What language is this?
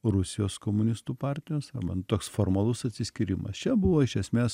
Lithuanian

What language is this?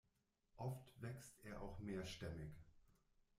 German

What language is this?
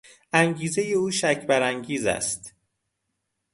Persian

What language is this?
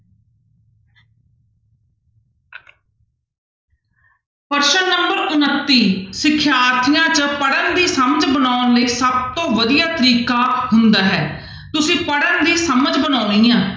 Punjabi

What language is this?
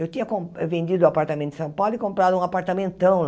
Portuguese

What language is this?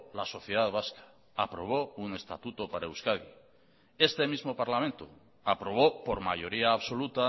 Spanish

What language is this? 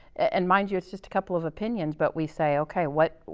English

